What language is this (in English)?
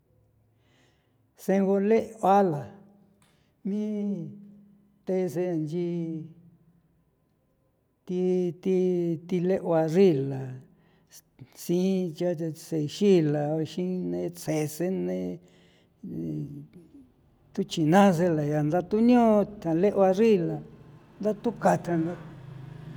San Felipe Otlaltepec Popoloca